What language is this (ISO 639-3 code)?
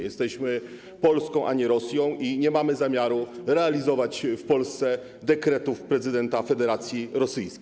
pol